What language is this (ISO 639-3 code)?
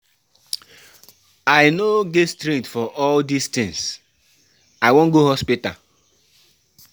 pcm